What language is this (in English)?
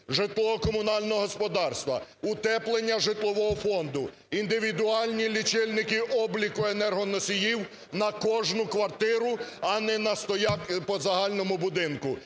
Ukrainian